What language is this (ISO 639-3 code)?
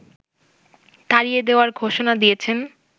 ben